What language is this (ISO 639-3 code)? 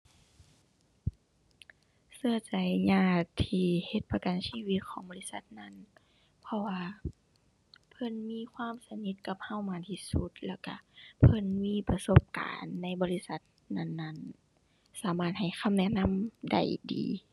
tha